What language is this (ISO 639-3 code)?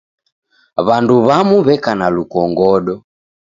dav